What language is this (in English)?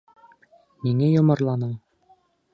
Bashkir